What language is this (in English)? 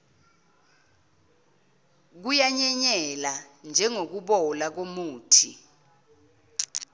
Zulu